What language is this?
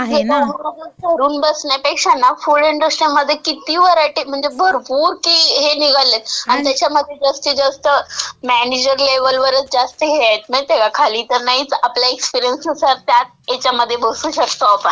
Marathi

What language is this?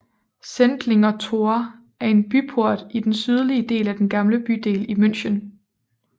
Danish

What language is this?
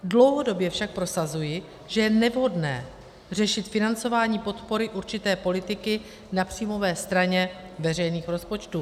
Czech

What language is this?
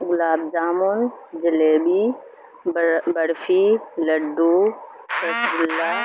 Urdu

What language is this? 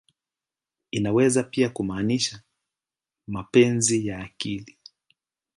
Swahili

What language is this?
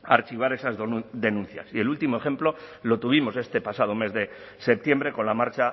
Spanish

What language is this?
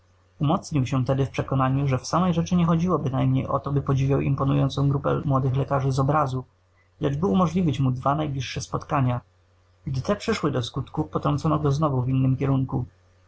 Polish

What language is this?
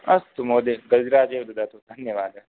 Sanskrit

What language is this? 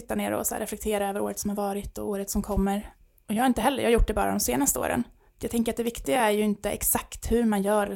Swedish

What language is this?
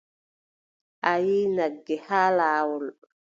Adamawa Fulfulde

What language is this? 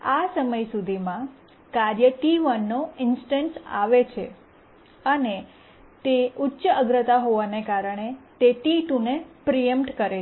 Gujarati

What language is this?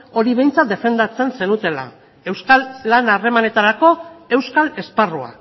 Basque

